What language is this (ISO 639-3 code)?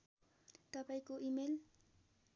nep